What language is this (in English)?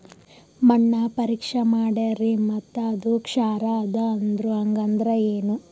Kannada